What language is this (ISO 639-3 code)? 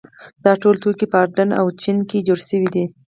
pus